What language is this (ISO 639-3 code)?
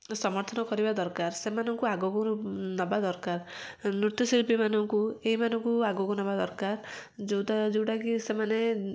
ori